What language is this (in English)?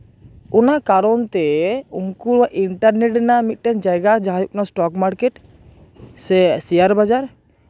Santali